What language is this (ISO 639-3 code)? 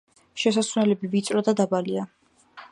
kat